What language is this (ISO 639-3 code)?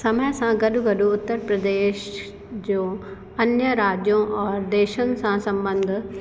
snd